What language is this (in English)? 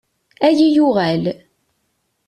Kabyle